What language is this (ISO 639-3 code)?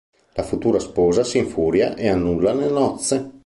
ita